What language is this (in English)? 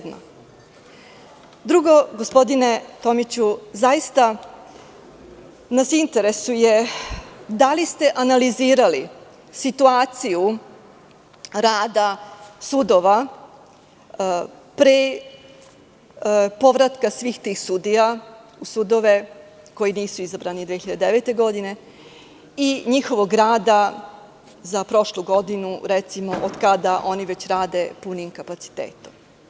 Serbian